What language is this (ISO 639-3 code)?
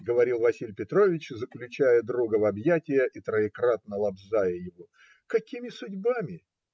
rus